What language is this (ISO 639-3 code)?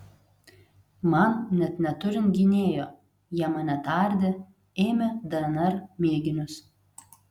lit